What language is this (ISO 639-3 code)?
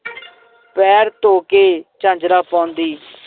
pan